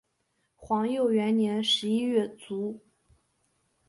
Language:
Chinese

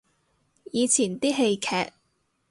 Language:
Cantonese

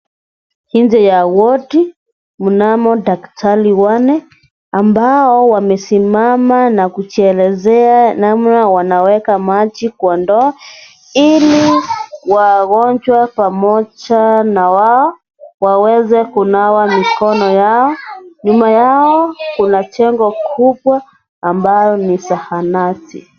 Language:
Swahili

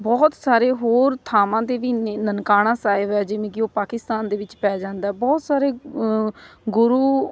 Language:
Punjabi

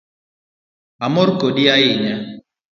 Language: Luo (Kenya and Tanzania)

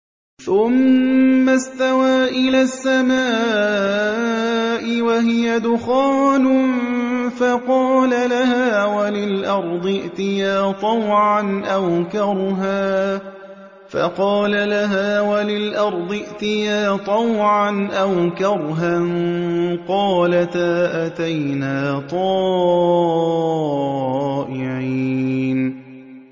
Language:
Arabic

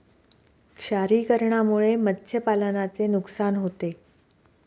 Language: Marathi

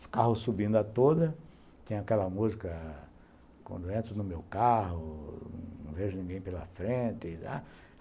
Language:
Portuguese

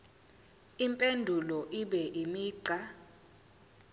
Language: Zulu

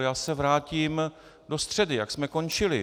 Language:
Czech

